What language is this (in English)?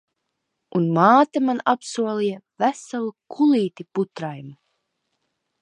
Latvian